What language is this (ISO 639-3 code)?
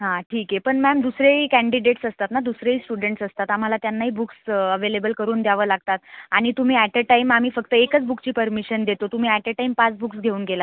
mar